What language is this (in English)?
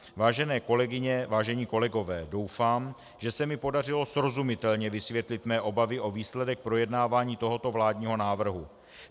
Czech